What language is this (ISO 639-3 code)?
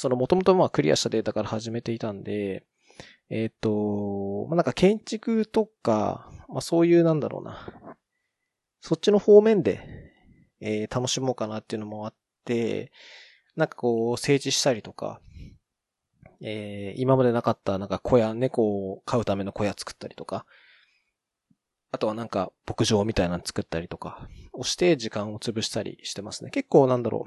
jpn